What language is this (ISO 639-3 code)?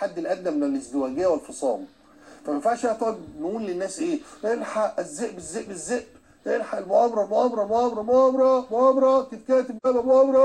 ara